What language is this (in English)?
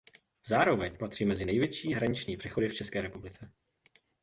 Czech